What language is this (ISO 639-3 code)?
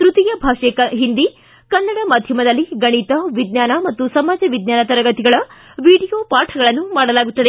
kan